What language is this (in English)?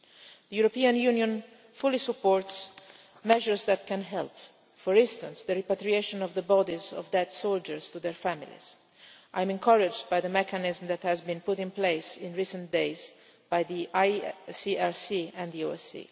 English